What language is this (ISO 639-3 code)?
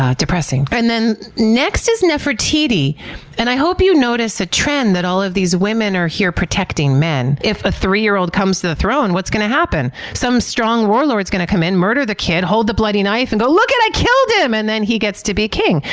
eng